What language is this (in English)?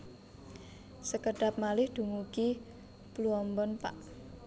Javanese